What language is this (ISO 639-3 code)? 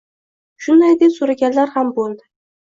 uzb